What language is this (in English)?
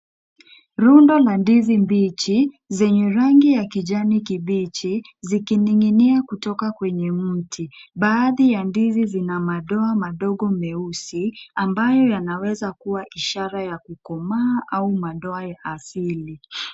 Swahili